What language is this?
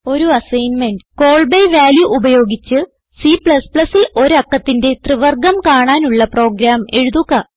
Malayalam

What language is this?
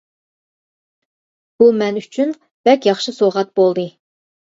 Uyghur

